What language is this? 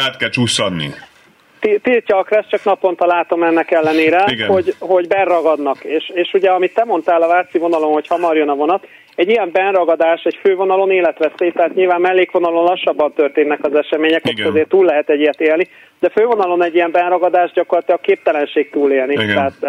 Hungarian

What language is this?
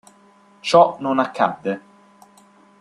Italian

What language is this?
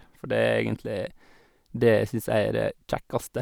Norwegian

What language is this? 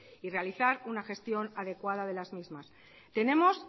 Spanish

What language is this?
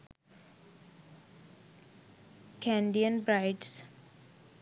Sinhala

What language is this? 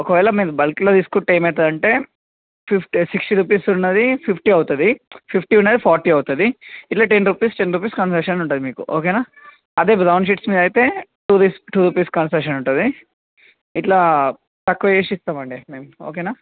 Telugu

